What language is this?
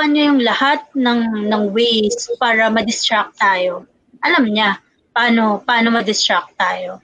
Filipino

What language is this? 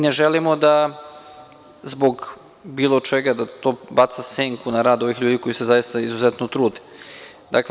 Serbian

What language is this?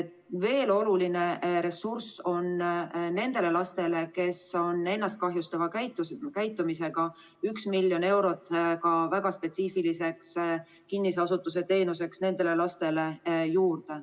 Estonian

